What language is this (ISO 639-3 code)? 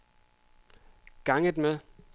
dan